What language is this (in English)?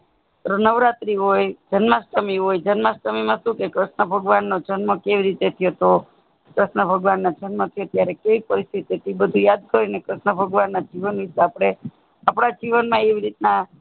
Gujarati